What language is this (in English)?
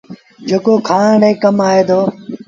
Sindhi Bhil